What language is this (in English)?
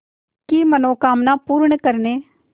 Hindi